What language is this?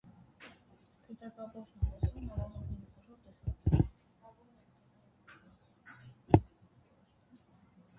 Armenian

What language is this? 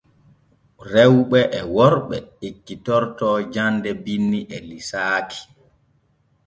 Borgu Fulfulde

